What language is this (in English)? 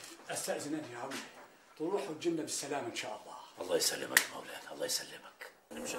Arabic